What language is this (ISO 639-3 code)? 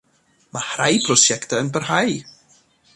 cym